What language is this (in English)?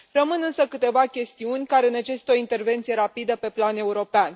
Romanian